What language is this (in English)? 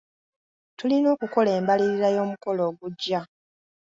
Ganda